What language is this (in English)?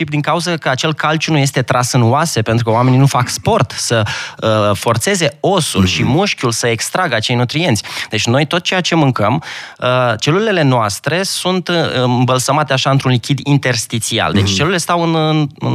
Romanian